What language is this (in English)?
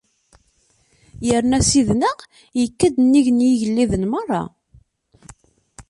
Kabyle